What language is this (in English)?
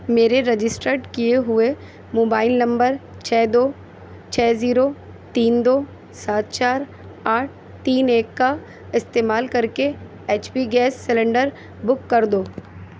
Urdu